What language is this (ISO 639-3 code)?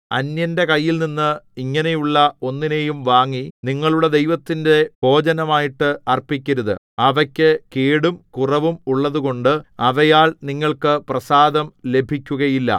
mal